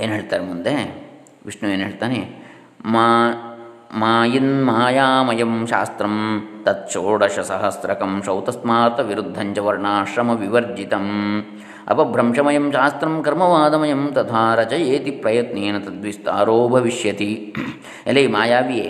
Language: Kannada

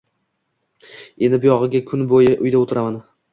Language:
Uzbek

